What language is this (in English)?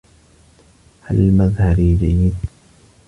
Arabic